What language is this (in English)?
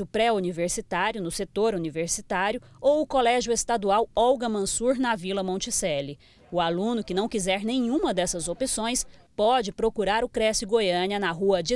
Portuguese